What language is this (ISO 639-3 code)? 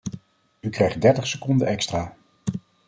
nld